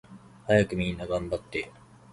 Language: Japanese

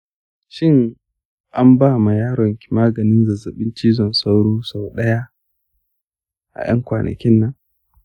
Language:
Hausa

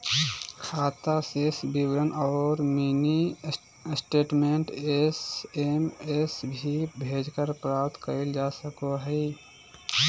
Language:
Magahi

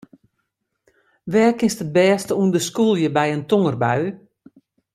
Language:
Western Frisian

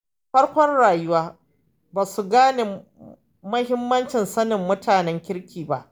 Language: Hausa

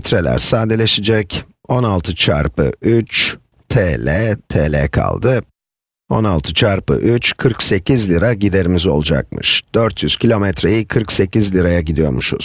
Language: Turkish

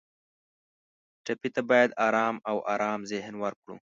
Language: Pashto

